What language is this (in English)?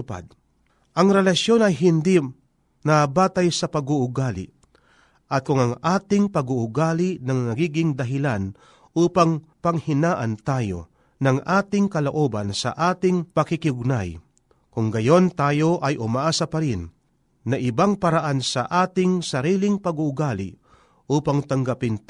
Filipino